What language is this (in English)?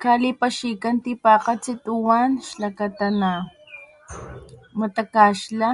Papantla Totonac